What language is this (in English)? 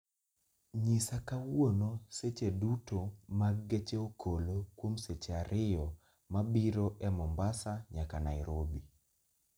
Luo (Kenya and Tanzania)